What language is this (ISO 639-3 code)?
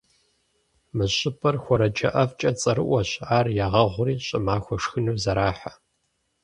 kbd